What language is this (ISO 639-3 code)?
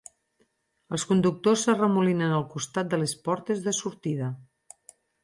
cat